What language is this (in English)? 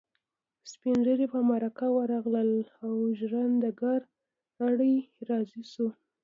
Pashto